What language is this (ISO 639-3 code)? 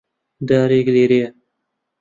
ckb